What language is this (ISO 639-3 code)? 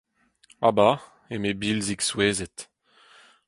bre